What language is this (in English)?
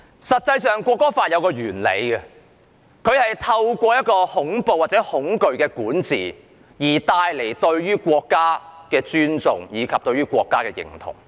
Cantonese